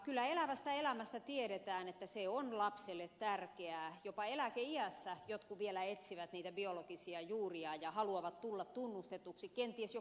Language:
Finnish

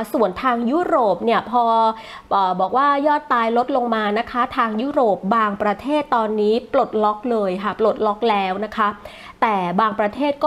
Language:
Thai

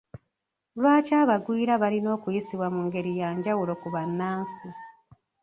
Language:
Ganda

